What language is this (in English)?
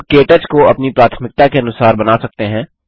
Hindi